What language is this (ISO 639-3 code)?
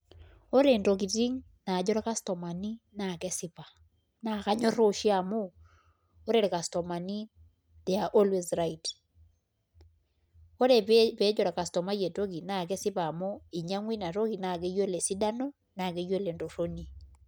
mas